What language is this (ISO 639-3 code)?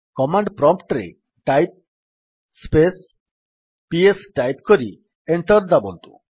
ori